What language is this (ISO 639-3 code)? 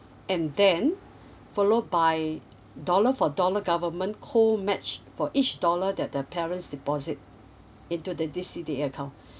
eng